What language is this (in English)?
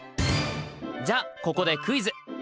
Japanese